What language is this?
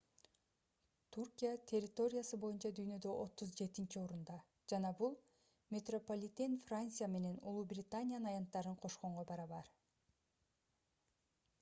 Kyrgyz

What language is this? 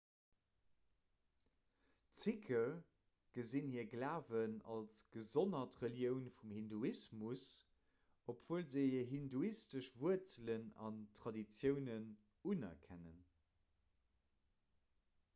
Luxembourgish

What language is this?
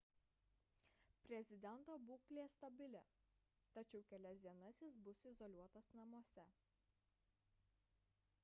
Lithuanian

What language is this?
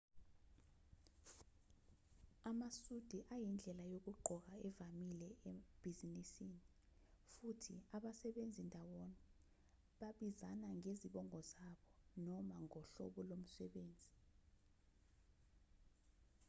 Zulu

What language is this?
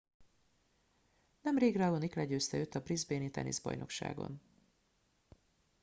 Hungarian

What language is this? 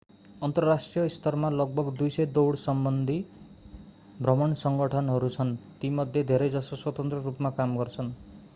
Nepali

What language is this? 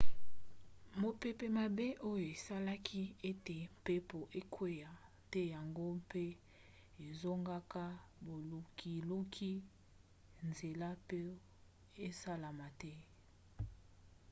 Lingala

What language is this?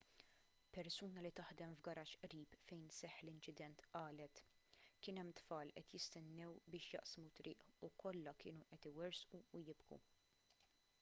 Maltese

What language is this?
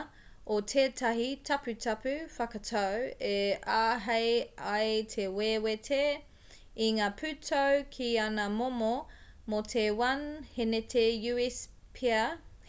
Māori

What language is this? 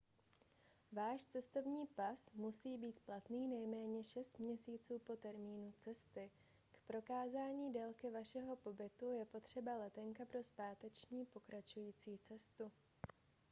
Czech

